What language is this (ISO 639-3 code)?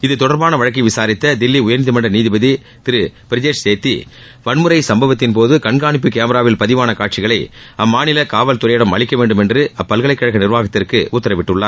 tam